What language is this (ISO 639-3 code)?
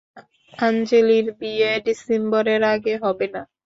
ben